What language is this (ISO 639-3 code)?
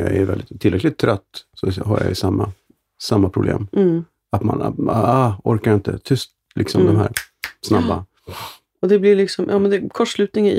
swe